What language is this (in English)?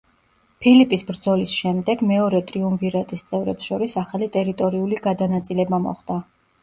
Georgian